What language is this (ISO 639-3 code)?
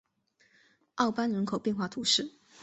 zho